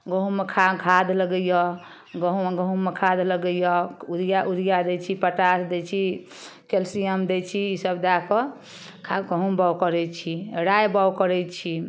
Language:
Maithili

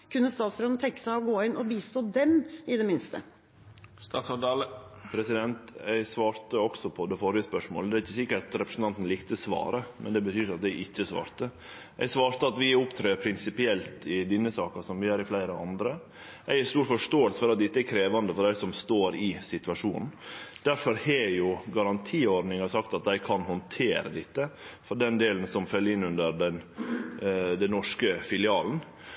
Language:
Norwegian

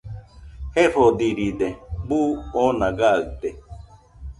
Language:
Nüpode Huitoto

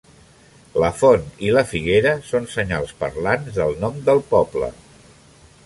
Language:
Catalan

